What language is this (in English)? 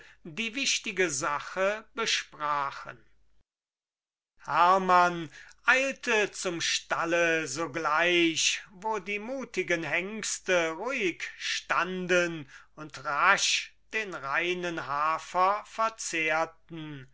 German